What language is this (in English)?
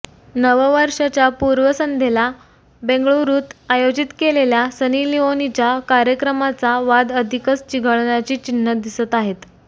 Marathi